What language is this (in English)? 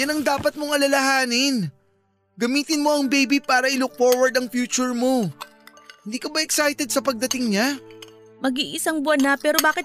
Filipino